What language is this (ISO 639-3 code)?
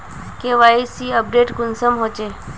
mag